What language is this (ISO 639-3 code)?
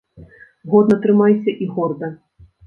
bel